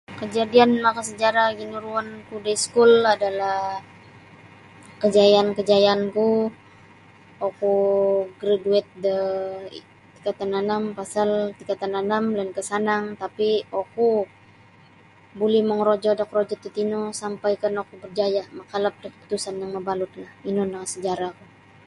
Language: Sabah Bisaya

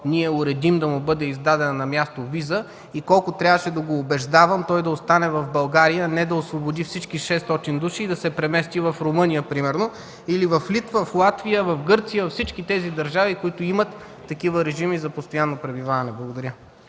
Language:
Bulgarian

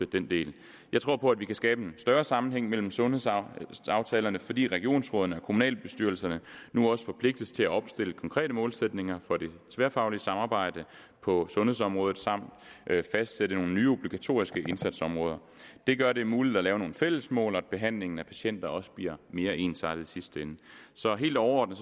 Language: Danish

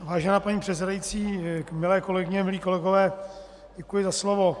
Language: Czech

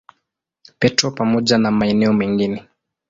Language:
Swahili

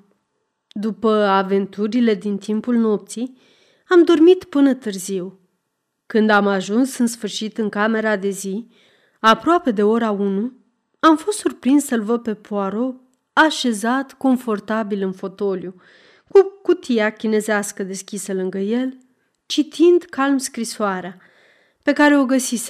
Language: Romanian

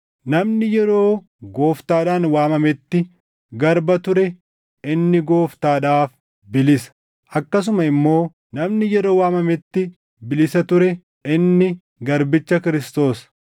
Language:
Oromo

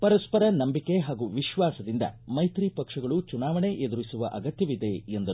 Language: Kannada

